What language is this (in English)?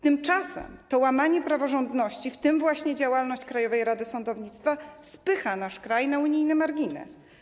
Polish